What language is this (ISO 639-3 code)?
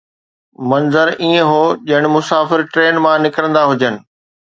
snd